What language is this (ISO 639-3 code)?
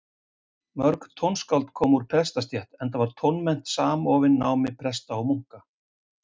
isl